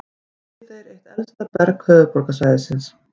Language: Icelandic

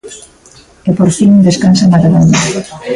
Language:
Galician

